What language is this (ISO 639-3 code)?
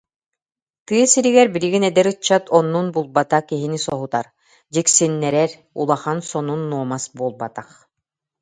sah